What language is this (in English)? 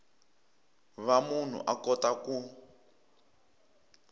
Tsonga